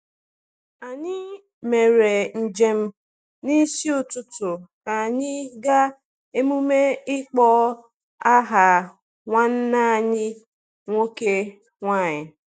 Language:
Igbo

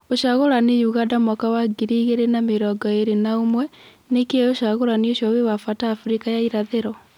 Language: Kikuyu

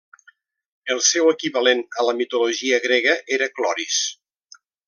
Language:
Catalan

